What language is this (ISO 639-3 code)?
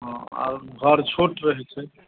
mai